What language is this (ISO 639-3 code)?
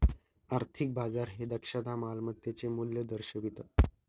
mar